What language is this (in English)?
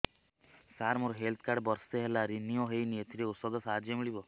Odia